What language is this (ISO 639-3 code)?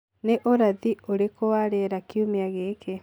kik